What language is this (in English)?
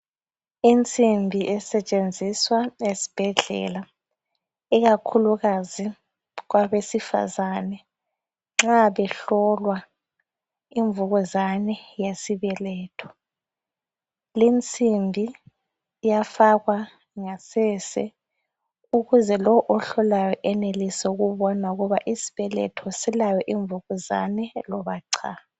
North Ndebele